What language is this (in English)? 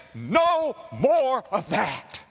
English